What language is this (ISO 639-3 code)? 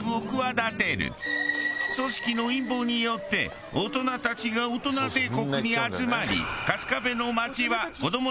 jpn